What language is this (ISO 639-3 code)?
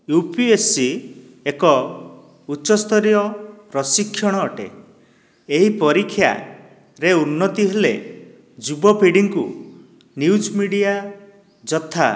ori